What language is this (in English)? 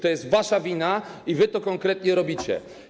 Polish